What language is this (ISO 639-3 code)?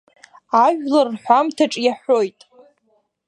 abk